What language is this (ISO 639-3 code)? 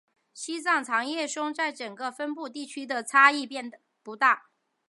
zho